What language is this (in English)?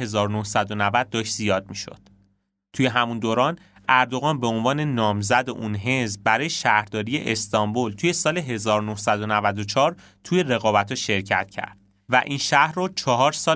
Persian